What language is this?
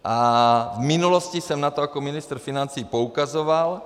Czech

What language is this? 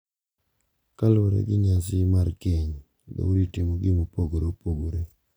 Luo (Kenya and Tanzania)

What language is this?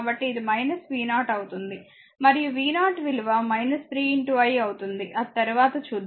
Telugu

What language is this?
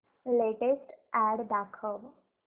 Marathi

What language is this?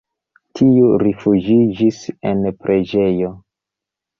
Esperanto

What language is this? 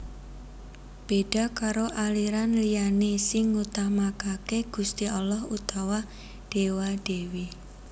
Javanese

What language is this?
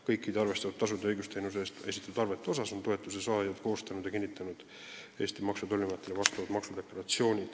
Estonian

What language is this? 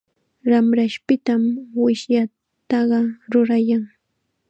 Chiquián Ancash Quechua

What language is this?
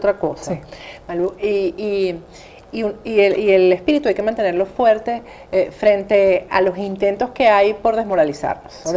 Spanish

